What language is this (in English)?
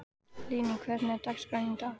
Icelandic